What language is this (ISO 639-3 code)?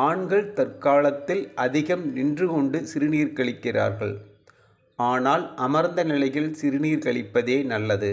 tam